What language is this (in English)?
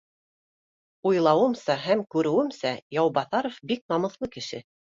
Bashkir